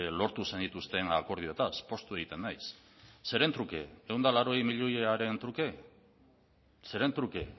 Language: Basque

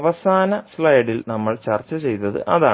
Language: Malayalam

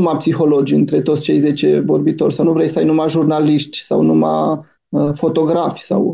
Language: Romanian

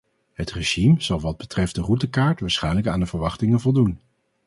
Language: Dutch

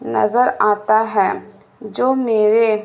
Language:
Urdu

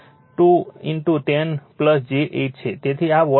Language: Gujarati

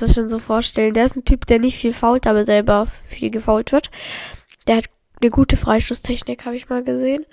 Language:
German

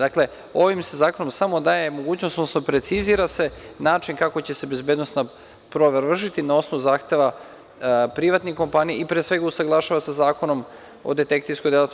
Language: Serbian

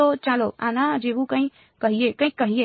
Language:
Gujarati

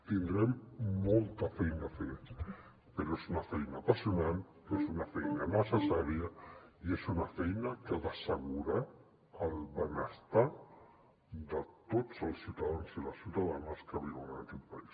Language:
Catalan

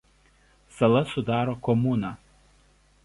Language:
Lithuanian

